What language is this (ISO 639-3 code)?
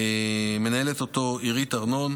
heb